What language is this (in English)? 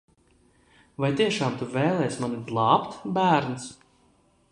Latvian